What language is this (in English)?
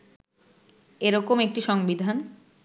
Bangla